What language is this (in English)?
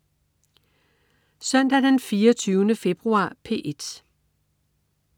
Danish